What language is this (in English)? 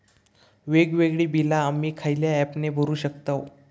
Marathi